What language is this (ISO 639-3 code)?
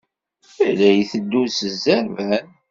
kab